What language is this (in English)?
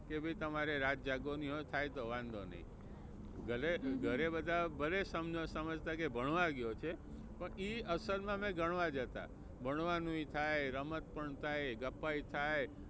Gujarati